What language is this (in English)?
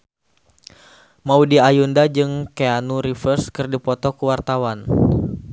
Sundanese